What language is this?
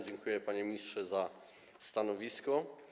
Polish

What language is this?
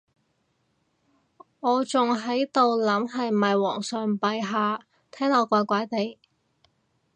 Cantonese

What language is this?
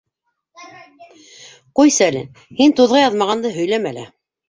Bashkir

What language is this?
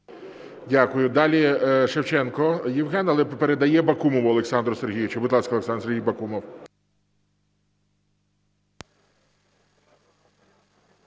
Ukrainian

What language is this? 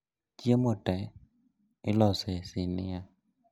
Luo (Kenya and Tanzania)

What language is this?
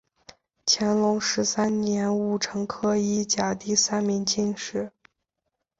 Chinese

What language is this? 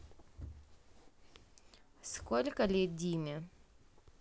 Russian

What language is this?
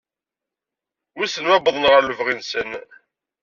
Kabyle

